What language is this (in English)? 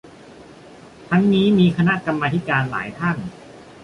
Thai